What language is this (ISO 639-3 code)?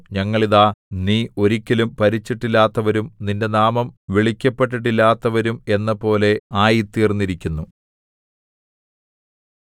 mal